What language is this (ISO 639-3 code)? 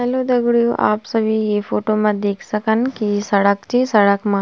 gbm